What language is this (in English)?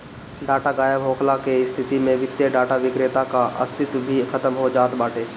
Bhojpuri